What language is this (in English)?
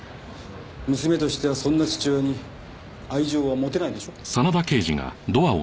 Japanese